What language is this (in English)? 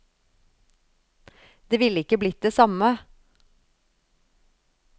Norwegian